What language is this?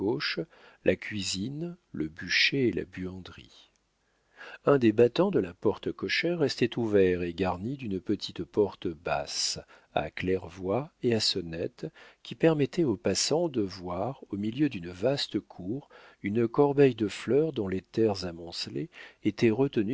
French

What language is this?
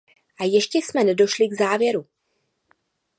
Czech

